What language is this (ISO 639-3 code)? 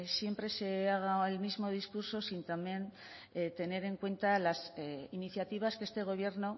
spa